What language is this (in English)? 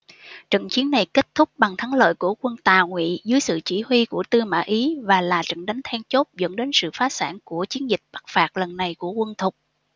Vietnamese